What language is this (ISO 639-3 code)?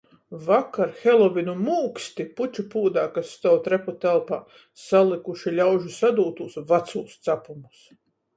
ltg